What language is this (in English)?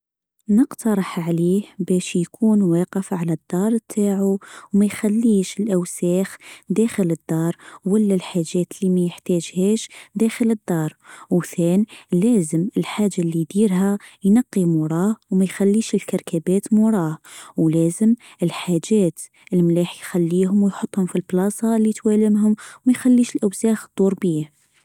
Tunisian Arabic